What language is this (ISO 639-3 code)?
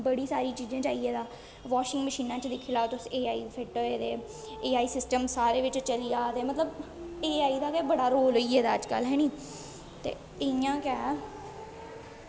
doi